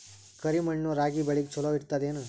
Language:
Kannada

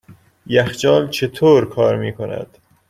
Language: Persian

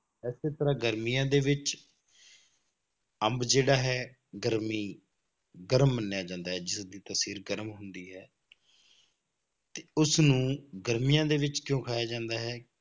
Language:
Punjabi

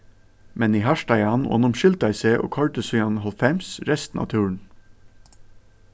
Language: Faroese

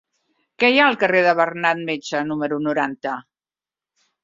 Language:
Catalan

